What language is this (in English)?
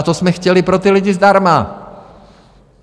Czech